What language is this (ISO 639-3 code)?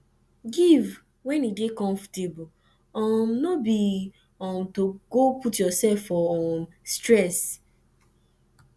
pcm